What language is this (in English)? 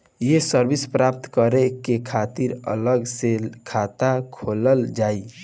Bhojpuri